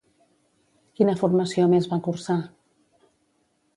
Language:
Catalan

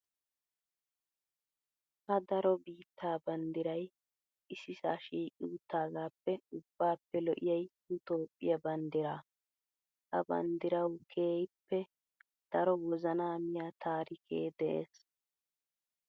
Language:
Wolaytta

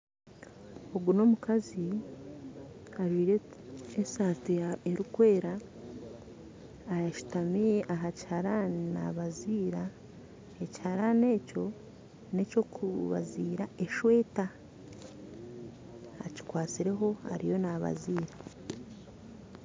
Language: Nyankole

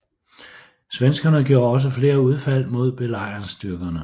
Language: Danish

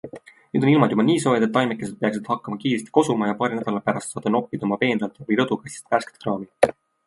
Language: Estonian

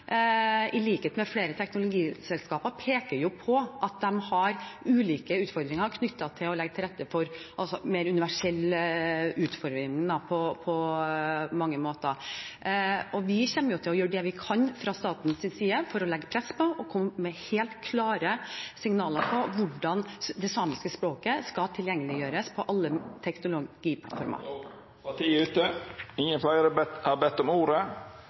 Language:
Norwegian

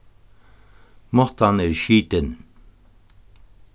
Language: Faroese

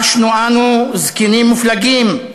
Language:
Hebrew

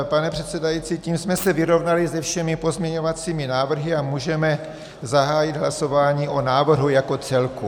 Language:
Czech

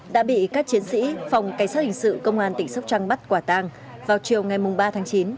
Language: Vietnamese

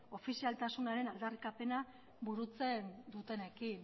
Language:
Basque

